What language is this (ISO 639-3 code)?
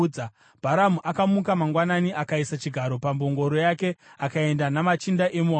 sna